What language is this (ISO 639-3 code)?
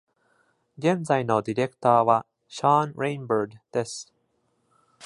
jpn